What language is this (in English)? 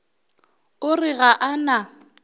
Northern Sotho